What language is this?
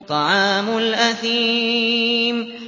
Arabic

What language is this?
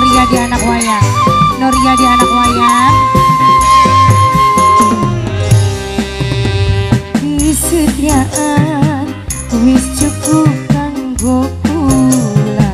Indonesian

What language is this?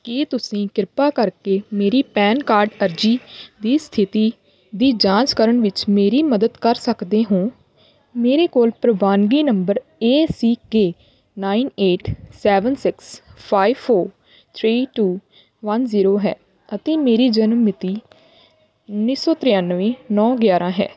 Punjabi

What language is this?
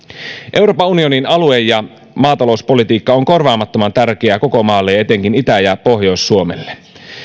Finnish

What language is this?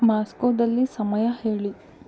Kannada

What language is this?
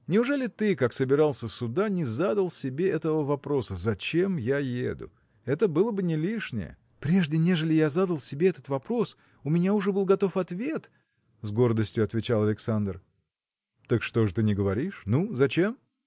Russian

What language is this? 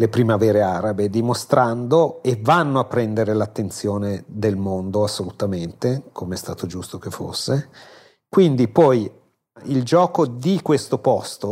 Italian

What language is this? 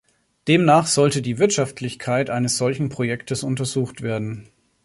German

